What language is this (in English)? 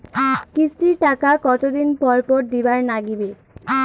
Bangla